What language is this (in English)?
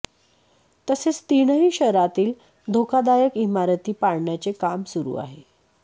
Marathi